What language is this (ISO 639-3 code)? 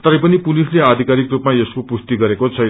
nep